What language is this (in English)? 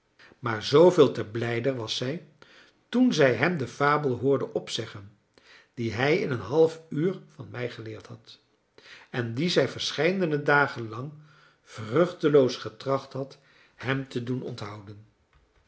Dutch